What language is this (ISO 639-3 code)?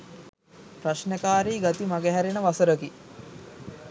sin